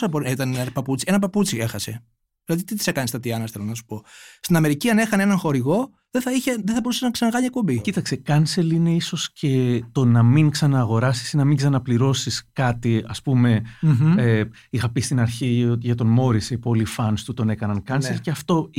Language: Greek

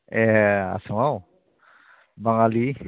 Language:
Bodo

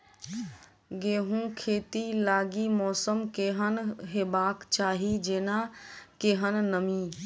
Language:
Maithili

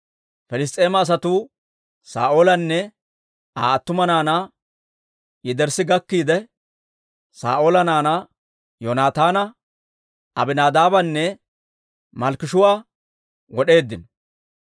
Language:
Dawro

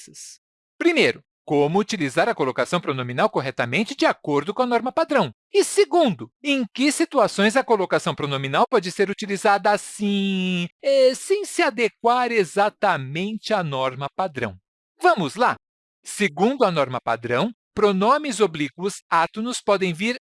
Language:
Portuguese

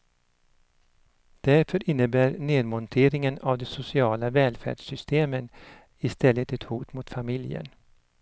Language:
Swedish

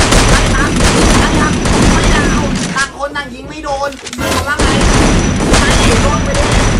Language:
Thai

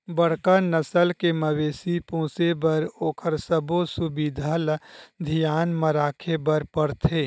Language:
Chhattisgarhi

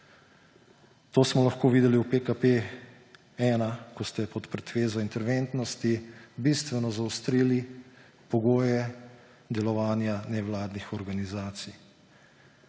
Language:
Slovenian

